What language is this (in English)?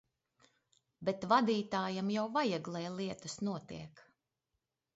Latvian